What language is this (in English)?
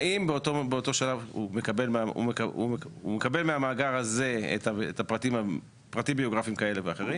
Hebrew